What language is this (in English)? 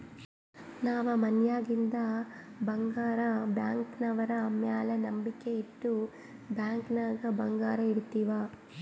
Kannada